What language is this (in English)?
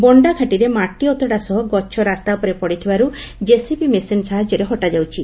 Odia